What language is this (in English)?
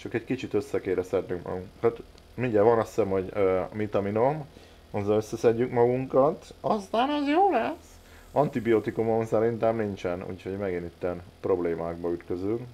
Hungarian